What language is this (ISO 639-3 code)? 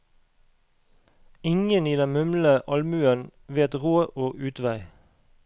nor